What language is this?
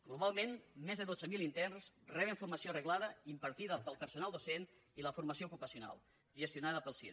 Catalan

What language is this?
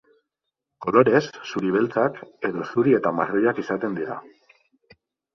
Basque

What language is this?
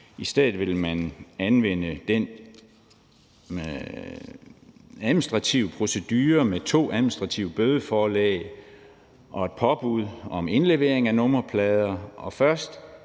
Danish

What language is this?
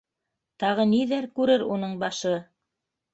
Bashkir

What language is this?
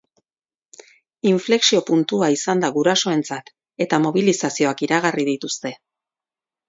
Basque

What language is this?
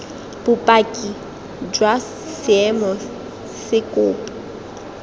Tswana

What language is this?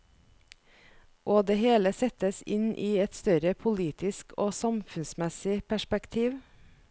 Norwegian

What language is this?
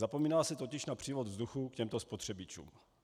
Czech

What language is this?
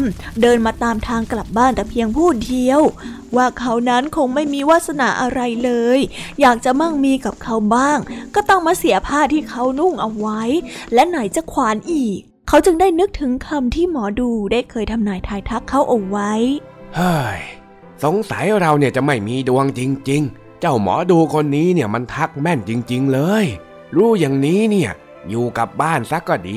Thai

